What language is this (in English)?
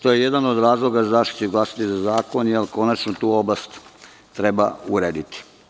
Serbian